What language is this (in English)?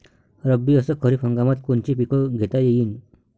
Marathi